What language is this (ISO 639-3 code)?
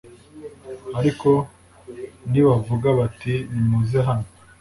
kin